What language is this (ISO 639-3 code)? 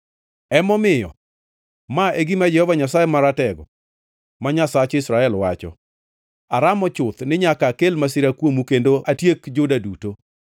luo